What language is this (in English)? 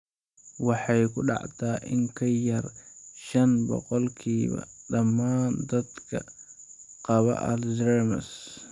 Somali